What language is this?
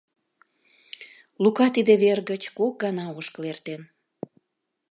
Mari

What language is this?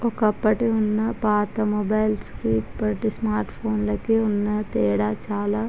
Telugu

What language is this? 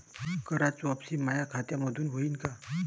Marathi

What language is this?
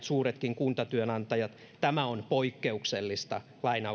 Finnish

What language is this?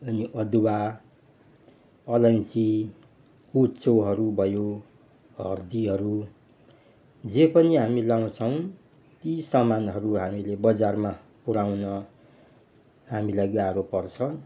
Nepali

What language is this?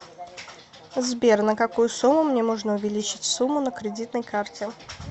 Russian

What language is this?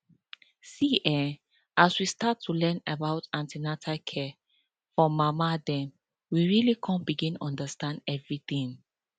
Nigerian Pidgin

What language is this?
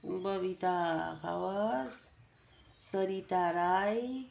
Nepali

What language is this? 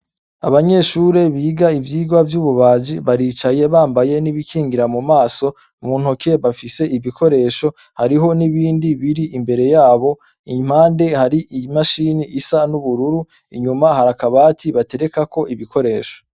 Rundi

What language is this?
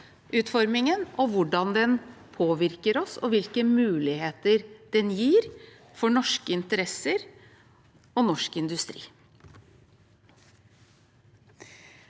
Norwegian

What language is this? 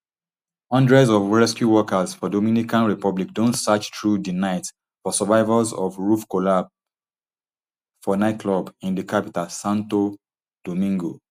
Nigerian Pidgin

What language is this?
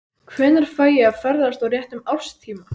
Icelandic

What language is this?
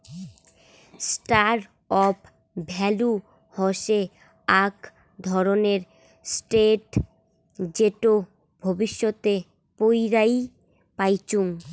Bangla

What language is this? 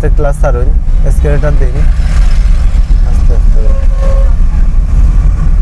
Romanian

